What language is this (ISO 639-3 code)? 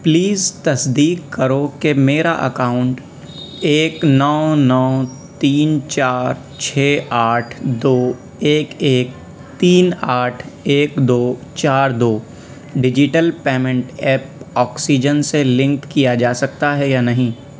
urd